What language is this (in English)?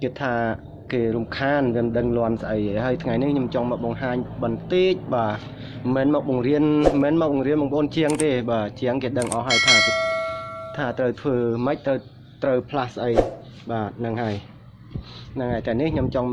Vietnamese